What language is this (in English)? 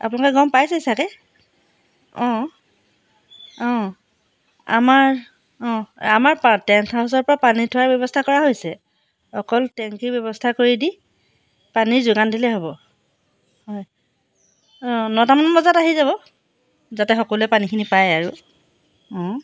Assamese